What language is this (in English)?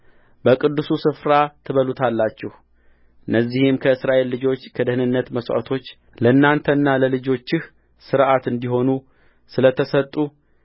Amharic